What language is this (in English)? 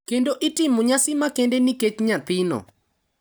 Luo (Kenya and Tanzania)